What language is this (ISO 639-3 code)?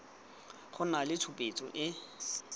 tsn